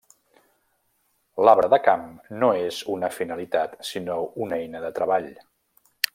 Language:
Catalan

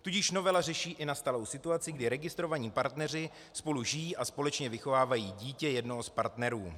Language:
Czech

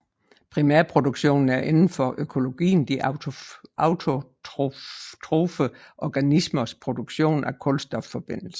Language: Danish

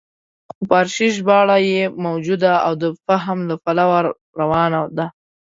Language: Pashto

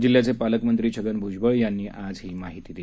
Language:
Marathi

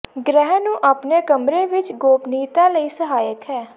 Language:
Punjabi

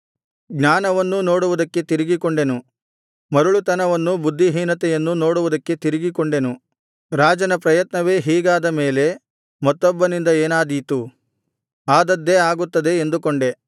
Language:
Kannada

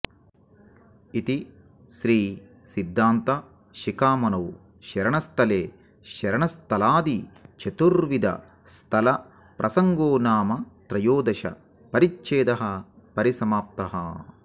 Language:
Sanskrit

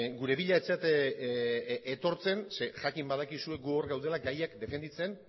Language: Basque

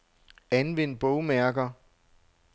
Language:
Danish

